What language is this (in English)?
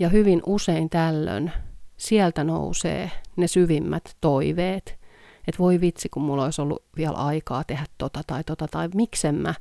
Finnish